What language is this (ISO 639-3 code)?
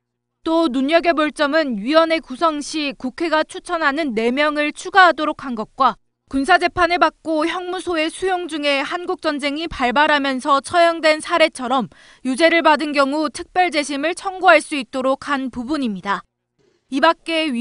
kor